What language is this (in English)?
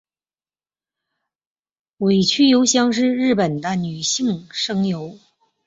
Chinese